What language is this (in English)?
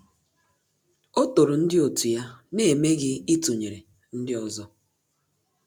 Igbo